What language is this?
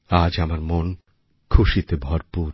Bangla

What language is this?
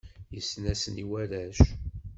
Kabyle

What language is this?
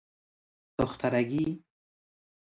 Persian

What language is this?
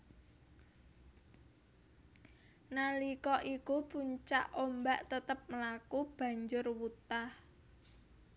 Javanese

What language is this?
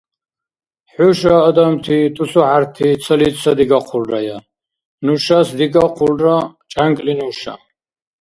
Dargwa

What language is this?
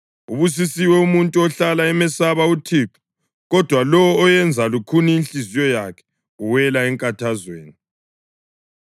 North Ndebele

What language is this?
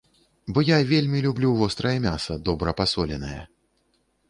Belarusian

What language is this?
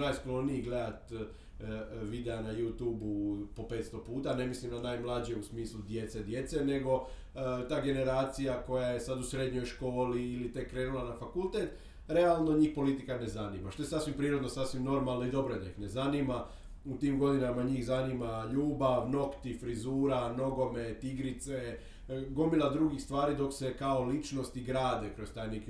Croatian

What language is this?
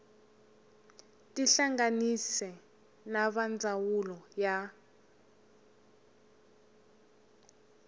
Tsonga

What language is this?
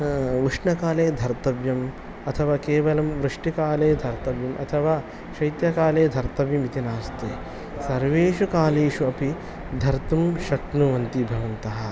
Sanskrit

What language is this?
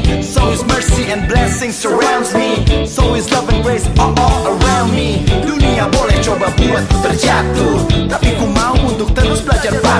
Indonesian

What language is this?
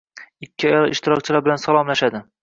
Uzbek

